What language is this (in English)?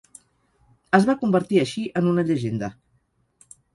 Catalan